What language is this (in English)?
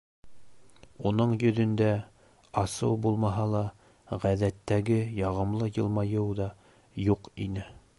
Bashkir